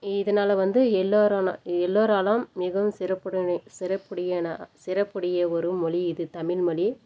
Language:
Tamil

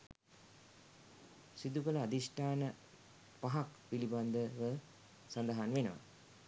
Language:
Sinhala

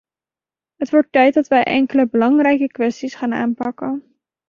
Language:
Dutch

